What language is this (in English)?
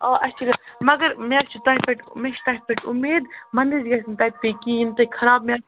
Kashmiri